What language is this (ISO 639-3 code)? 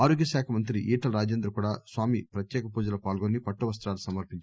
tel